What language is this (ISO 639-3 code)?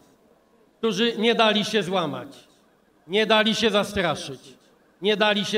pol